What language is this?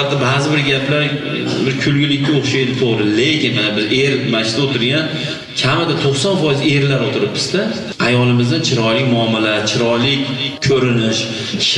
Uzbek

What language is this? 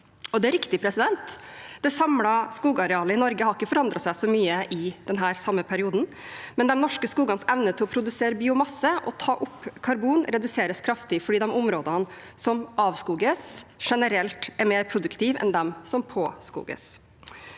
Norwegian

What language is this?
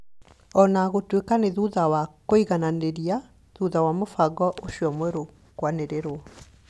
Kikuyu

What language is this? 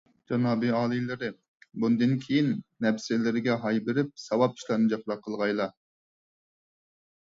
Uyghur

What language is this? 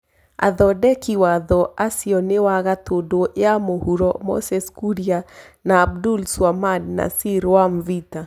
Kikuyu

